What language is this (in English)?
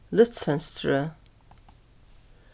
Faroese